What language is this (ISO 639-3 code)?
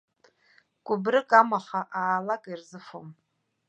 abk